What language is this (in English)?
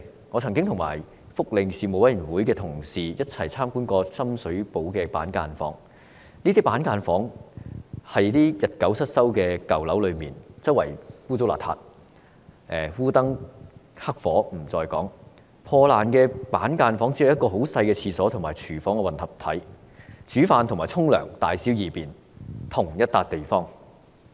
Cantonese